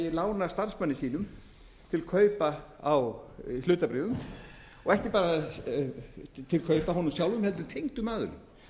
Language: Icelandic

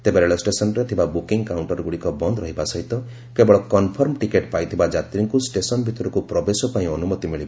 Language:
Odia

